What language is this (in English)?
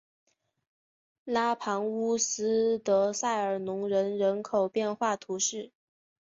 Chinese